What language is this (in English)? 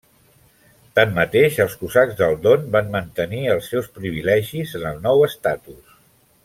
Catalan